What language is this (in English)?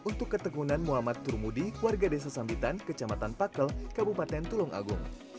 Indonesian